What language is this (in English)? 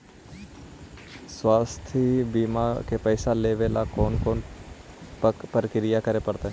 Magahi